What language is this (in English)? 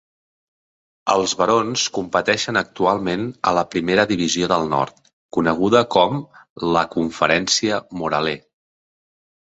Catalan